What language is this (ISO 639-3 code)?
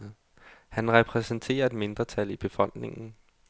dan